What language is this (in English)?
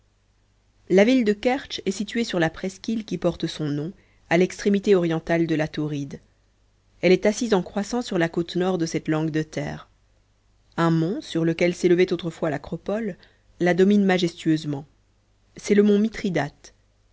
French